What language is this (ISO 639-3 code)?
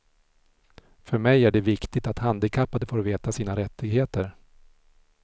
swe